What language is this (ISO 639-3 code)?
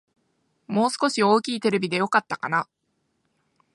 jpn